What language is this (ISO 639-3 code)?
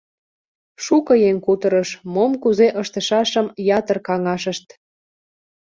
chm